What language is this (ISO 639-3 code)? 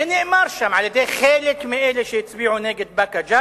heb